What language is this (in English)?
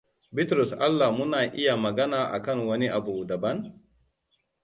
Hausa